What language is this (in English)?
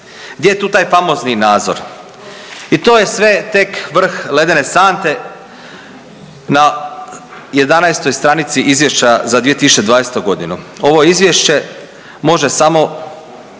Croatian